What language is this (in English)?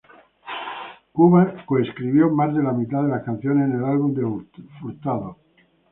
Spanish